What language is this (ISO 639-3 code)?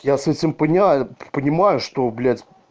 rus